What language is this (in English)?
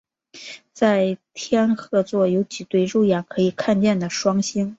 Chinese